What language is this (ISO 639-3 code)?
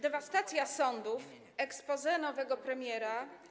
pol